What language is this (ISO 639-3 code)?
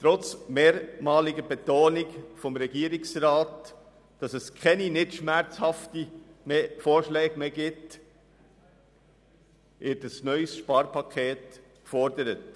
gsw